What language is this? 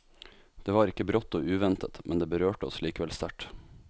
Norwegian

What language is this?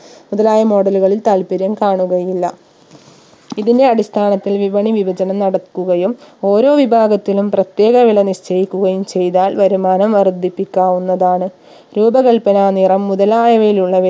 Malayalam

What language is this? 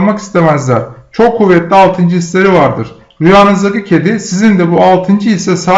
Turkish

